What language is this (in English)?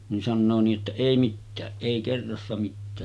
Finnish